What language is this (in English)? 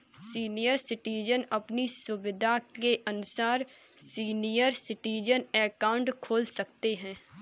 Hindi